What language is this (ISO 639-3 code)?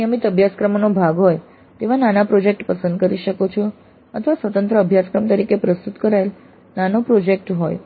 guj